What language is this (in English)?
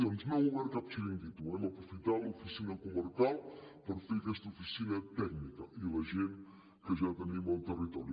Catalan